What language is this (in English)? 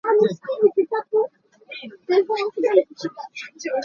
Hakha Chin